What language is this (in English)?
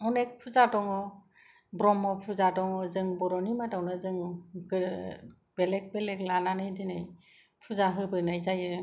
Bodo